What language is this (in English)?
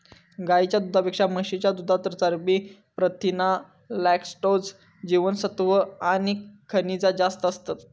Marathi